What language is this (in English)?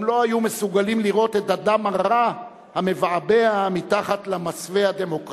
Hebrew